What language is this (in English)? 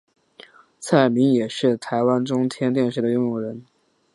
Chinese